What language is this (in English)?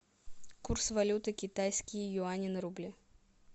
Russian